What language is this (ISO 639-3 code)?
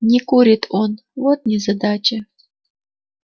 rus